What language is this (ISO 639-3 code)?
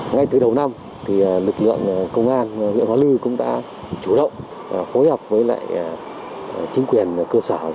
vie